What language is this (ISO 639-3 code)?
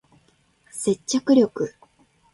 jpn